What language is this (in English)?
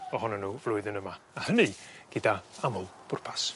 Welsh